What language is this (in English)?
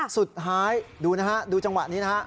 Thai